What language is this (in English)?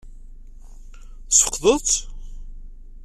Kabyle